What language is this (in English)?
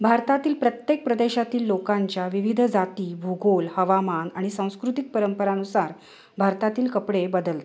Marathi